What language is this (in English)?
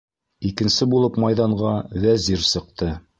Bashkir